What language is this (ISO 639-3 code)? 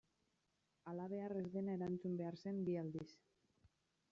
eus